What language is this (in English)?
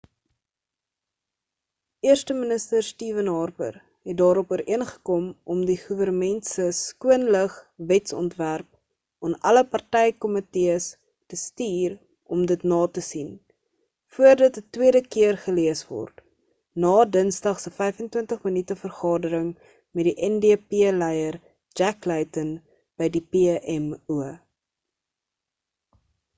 Afrikaans